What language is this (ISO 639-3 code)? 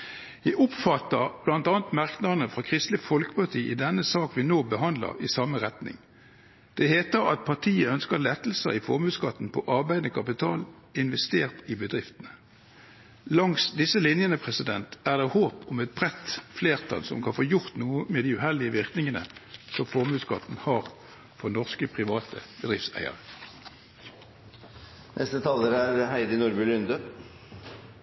nob